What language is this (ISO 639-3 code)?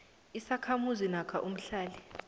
nbl